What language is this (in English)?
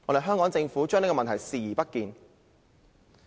Cantonese